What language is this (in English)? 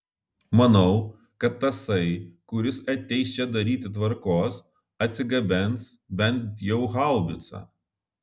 Lithuanian